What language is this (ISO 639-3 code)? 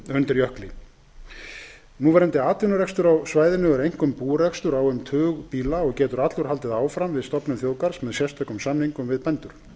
isl